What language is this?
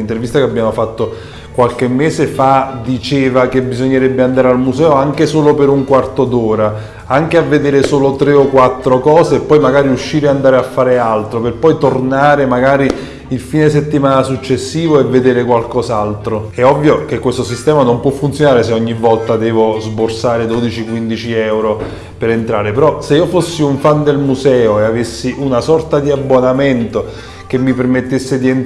Italian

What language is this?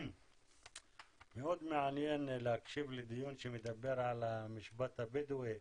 Hebrew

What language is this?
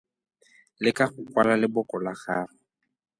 Tswana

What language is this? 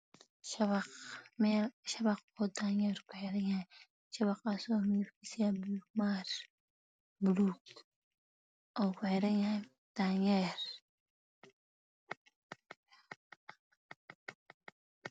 Somali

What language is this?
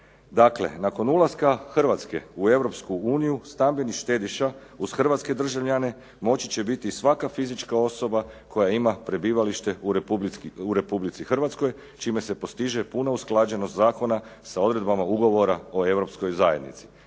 Croatian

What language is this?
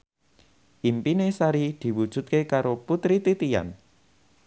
Javanese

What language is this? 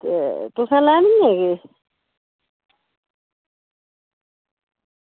Dogri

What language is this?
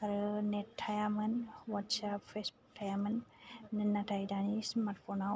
Bodo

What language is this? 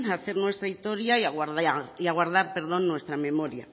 Spanish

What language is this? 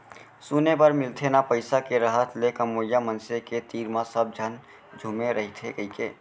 Chhattisgarhi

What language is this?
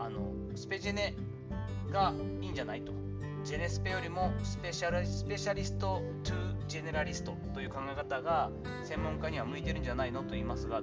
Japanese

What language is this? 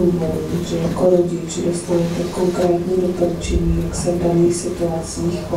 Czech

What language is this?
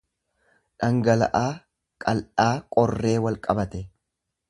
Oromo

